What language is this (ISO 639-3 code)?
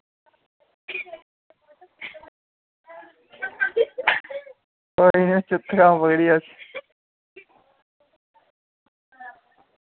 doi